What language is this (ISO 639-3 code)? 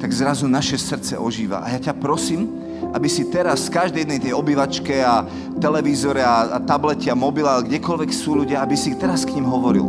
slk